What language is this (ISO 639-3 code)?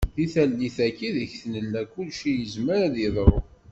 kab